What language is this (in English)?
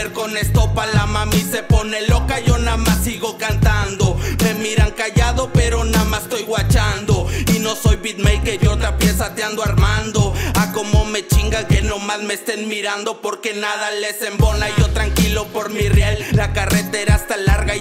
Spanish